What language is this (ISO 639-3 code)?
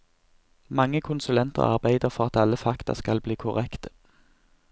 nor